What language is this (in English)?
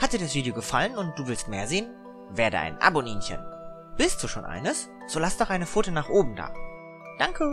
German